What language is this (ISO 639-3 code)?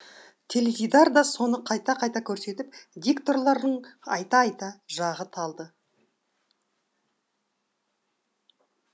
kaz